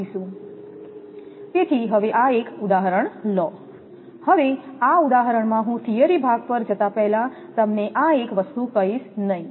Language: Gujarati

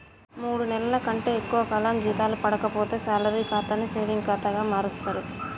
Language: Telugu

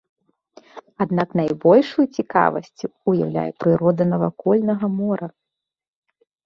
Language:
Belarusian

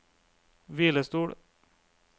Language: Norwegian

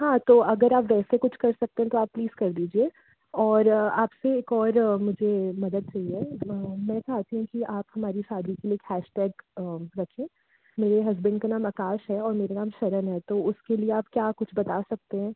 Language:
Hindi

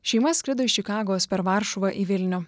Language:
Lithuanian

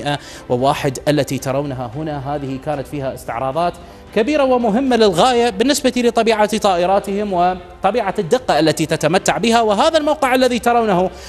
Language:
Arabic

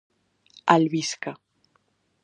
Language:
Galician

